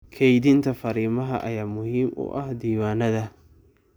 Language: Somali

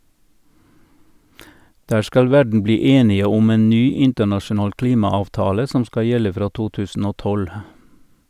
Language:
Norwegian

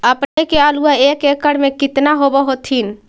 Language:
Magahi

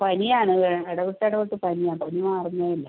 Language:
Malayalam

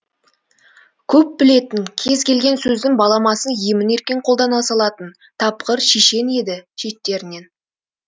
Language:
Kazakh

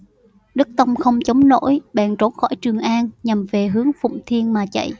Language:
Vietnamese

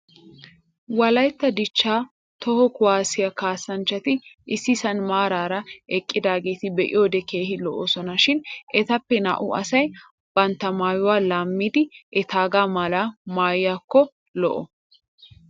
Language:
Wolaytta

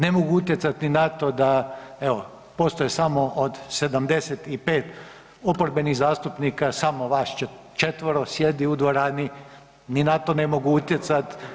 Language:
Croatian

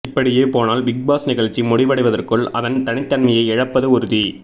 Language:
Tamil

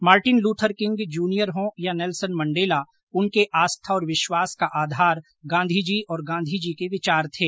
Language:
Hindi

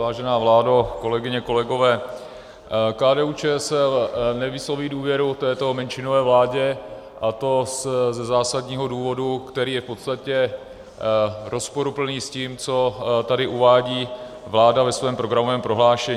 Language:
Czech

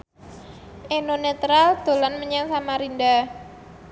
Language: Javanese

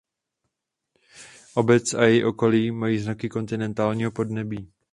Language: Czech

